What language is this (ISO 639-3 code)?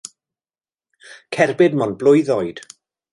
cym